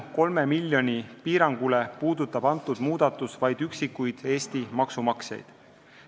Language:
Estonian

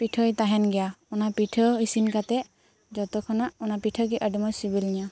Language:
Santali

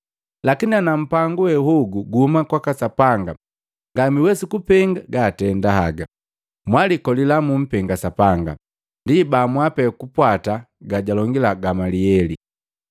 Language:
Matengo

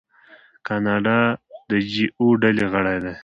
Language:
Pashto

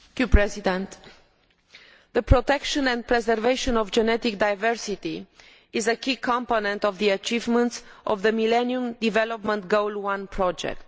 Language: English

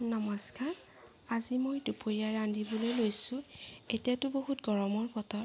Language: Assamese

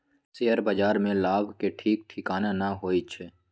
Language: Magahi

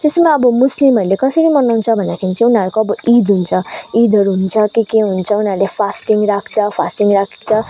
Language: Nepali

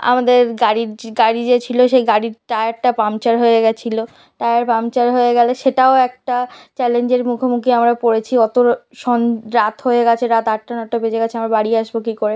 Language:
Bangla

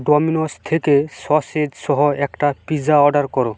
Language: Bangla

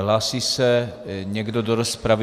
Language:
Czech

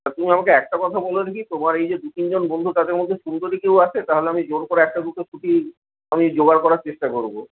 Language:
Bangla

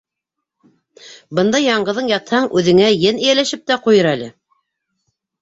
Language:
Bashkir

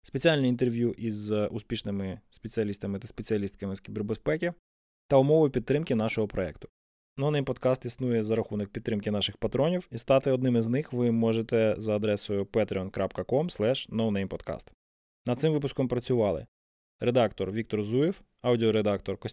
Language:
Ukrainian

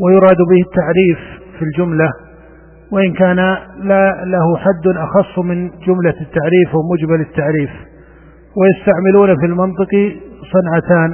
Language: Arabic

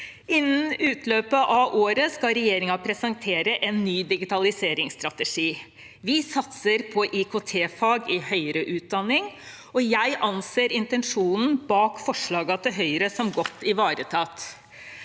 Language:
Norwegian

